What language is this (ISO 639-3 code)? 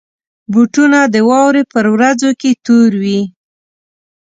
pus